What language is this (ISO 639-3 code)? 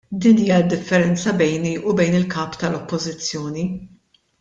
mlt